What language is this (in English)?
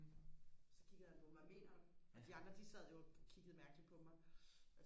Danish